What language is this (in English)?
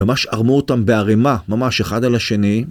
Hebrew